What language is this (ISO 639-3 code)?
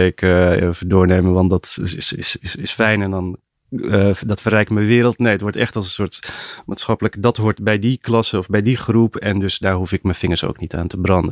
nld